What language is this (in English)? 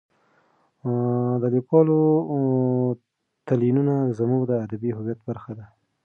Pashto